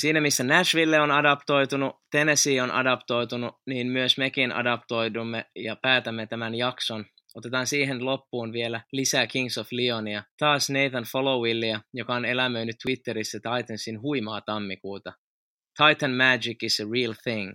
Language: Finnish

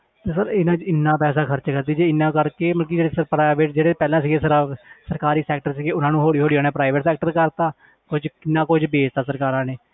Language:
Punjabi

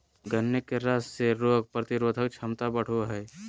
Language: Magahi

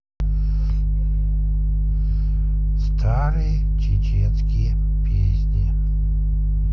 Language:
Russian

